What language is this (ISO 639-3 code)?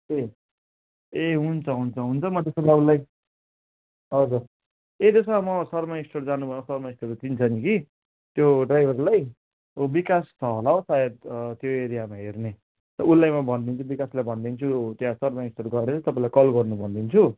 nep